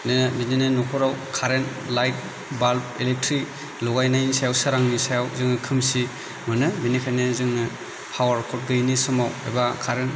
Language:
Bodo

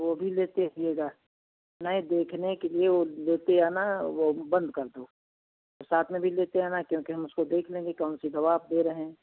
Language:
Hindi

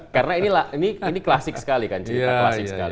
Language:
Indonesian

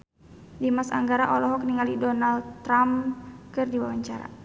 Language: Sundanese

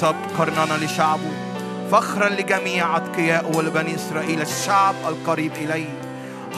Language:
Arabic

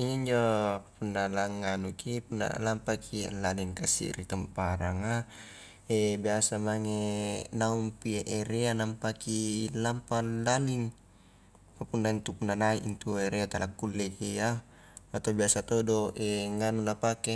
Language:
Highland Konjo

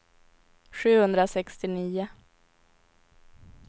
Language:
Swedish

